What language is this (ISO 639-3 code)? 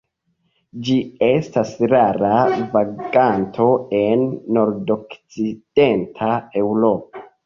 epo